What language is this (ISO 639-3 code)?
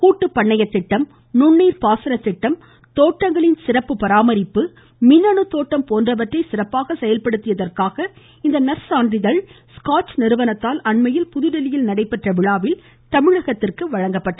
tam